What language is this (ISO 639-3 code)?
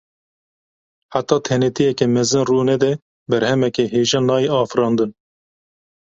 kur